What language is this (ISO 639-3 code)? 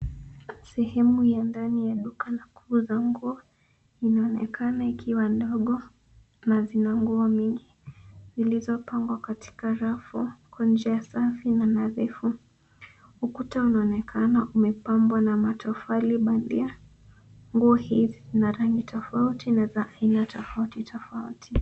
swa